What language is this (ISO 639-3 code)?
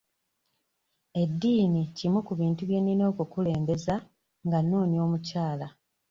lug